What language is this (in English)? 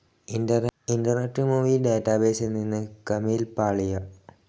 Malayalam